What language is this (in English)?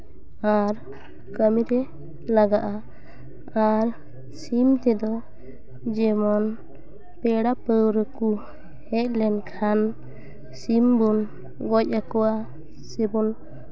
Santali